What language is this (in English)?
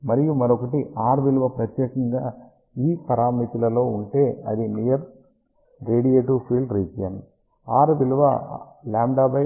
Telugu